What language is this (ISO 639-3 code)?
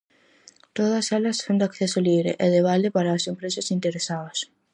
glg